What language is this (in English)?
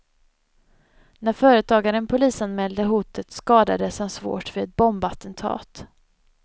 Swedish